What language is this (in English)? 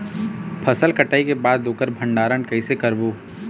Chhattisgarhi